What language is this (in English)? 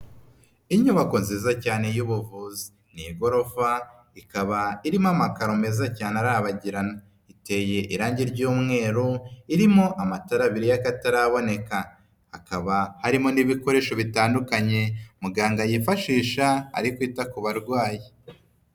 Kinyarwanda